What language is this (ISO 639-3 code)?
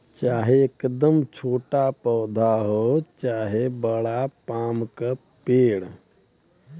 bho